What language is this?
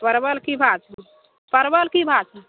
Maithili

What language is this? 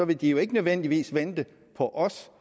Danish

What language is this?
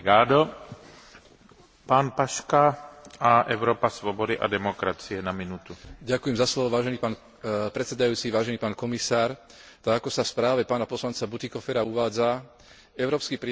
Slovak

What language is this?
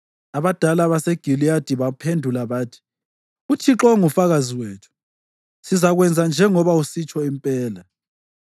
North Ndebele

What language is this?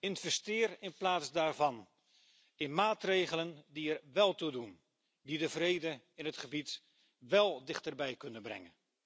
Dutch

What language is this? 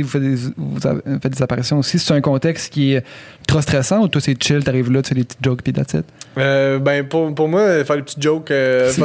French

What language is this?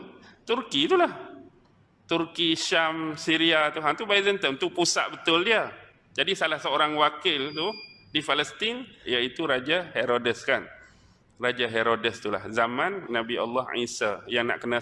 Malay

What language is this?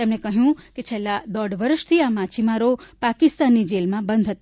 Gujarati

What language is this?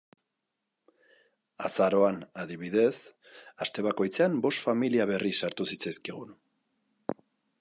Basque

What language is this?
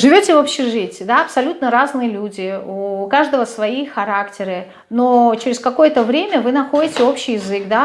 Russian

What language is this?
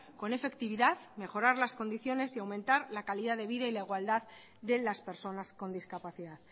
Spanish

